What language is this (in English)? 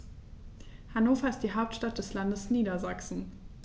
German